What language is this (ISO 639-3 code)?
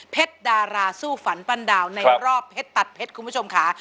tha